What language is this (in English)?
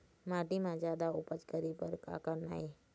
Chhattisgarhi